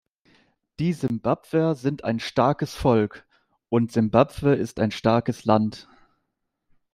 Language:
German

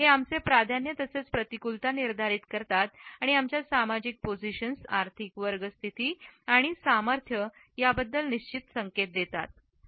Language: Marathi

